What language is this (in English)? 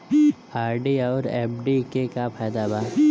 Bhojpuri